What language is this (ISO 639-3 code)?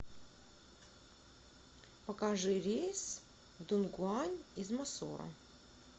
rus